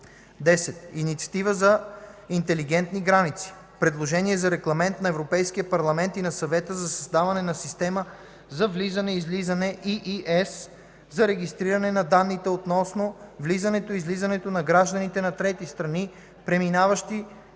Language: Bulgarian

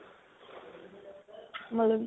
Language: Punjabi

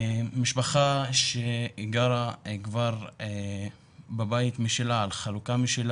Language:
Hebrew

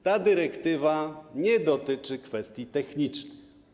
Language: Polish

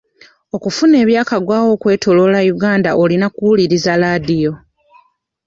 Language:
Ganda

